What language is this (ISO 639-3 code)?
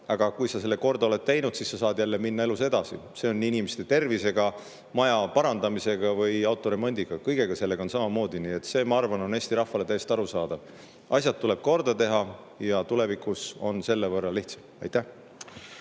est